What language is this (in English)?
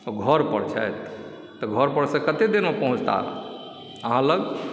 Maithili